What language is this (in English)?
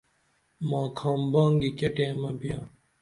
Dameli